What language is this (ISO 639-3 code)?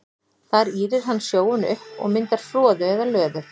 isl